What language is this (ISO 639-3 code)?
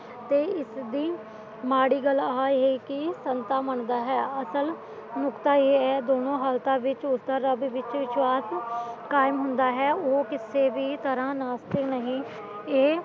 pan